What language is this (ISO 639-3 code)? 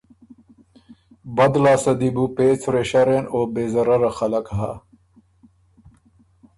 oru